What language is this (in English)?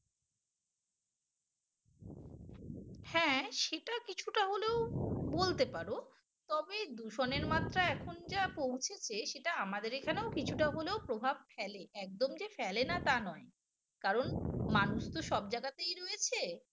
Bangla